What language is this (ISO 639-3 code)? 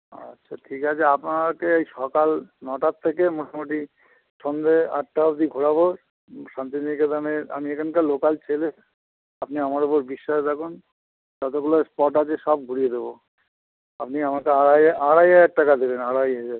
ben